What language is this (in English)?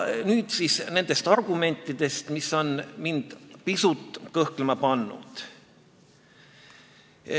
Estonian